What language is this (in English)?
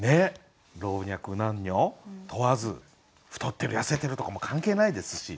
Japanese